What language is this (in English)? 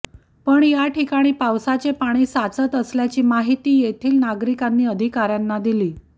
Marathi